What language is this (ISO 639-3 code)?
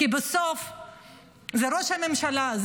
heb